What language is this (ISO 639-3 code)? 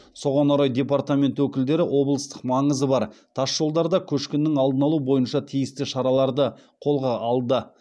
kaz